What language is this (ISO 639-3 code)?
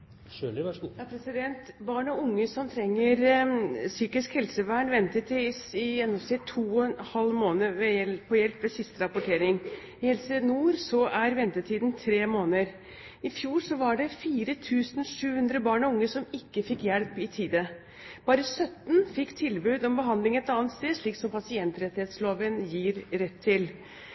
nob